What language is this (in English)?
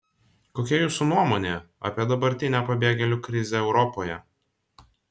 Lithuanian